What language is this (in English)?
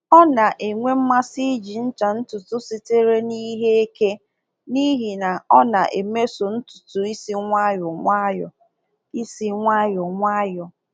Igbo